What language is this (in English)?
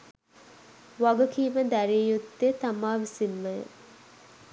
Sinhala